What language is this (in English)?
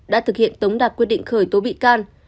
Vietnamese